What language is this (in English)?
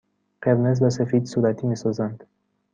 Persian